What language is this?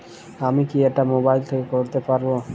Bangla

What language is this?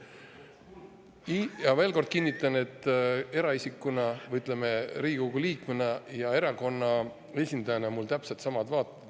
Estonian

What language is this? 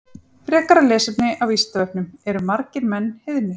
Icelandic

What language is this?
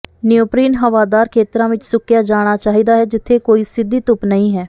Punjabi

